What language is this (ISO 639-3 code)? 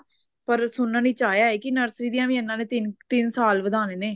pan